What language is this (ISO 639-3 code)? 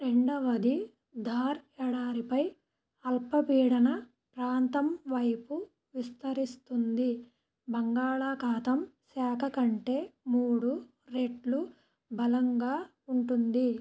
tel